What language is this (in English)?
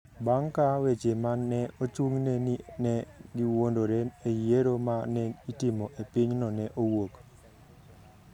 Luo (Kenya and Tanzania)